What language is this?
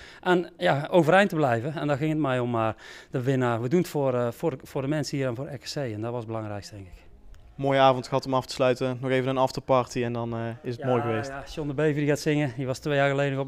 Dutch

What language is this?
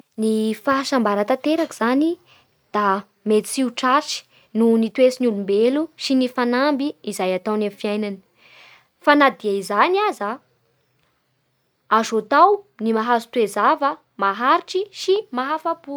Bara Malagasy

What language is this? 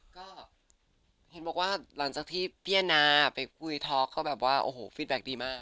Thai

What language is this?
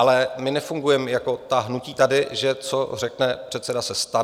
Czech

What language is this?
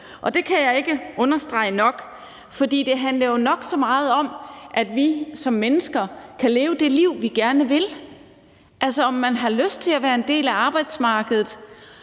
Danish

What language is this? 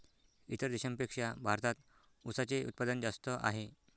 Marathi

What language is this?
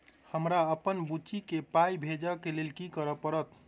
Maithili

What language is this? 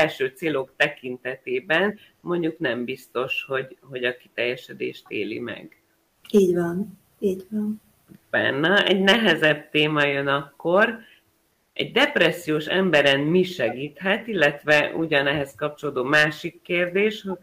Hungarian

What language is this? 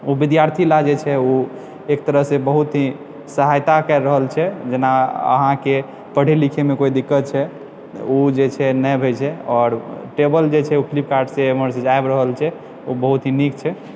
Maithili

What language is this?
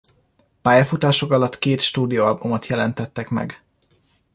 Hungarian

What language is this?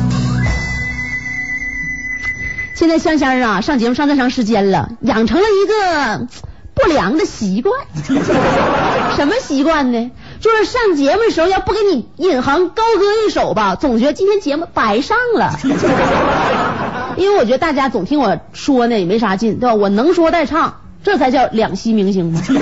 Chinese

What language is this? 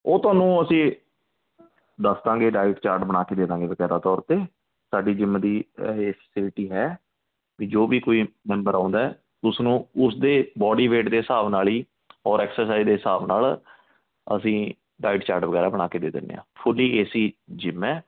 Punjabi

